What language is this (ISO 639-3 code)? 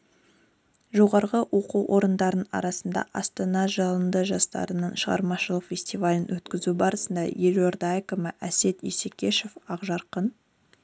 kaz